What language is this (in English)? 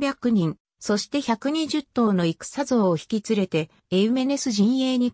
Japanese